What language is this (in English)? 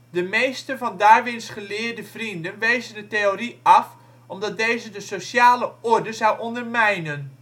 Dutch